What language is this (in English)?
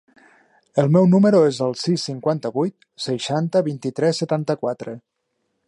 Catalan